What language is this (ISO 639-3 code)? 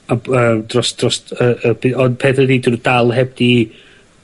cym